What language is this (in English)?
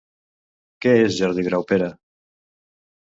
Catalan